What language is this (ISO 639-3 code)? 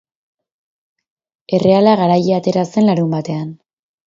eus